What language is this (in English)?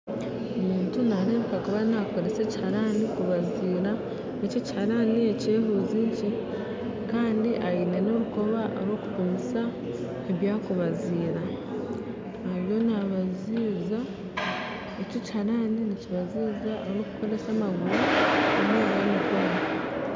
Nyankole